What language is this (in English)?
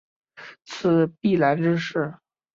Chinese